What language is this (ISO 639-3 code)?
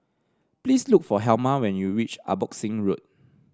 eng